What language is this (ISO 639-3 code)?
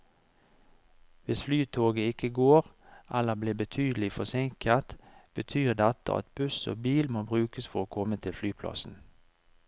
nor